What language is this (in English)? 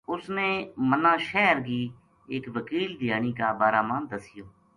Gujari